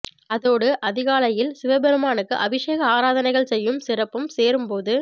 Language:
Tamil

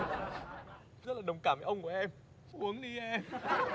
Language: Vietnamese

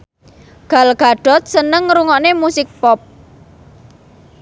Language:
Javanese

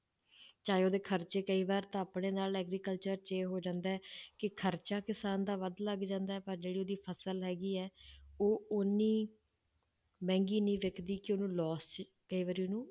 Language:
Punjabi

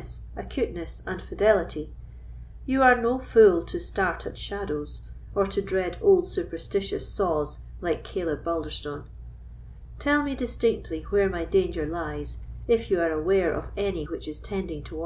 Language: English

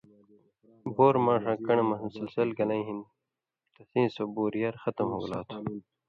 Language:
Indus Kohistani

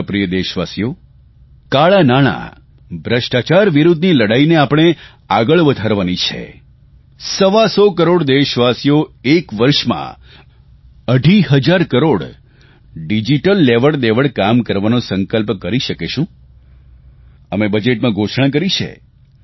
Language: Gujarati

